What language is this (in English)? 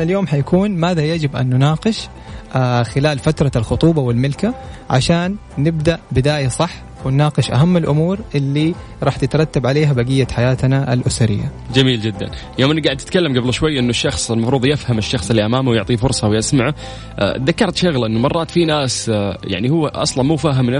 Arabic